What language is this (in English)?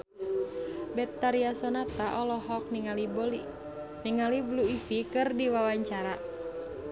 Sundanese